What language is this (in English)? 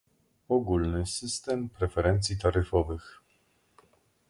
Polish